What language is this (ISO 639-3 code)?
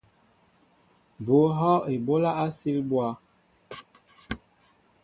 mbo